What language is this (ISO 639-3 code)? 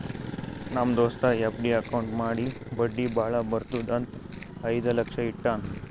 kan